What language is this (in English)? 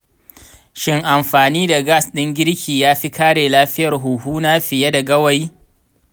Hausa